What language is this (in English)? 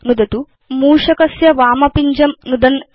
Sanskrit